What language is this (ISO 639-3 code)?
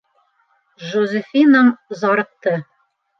bak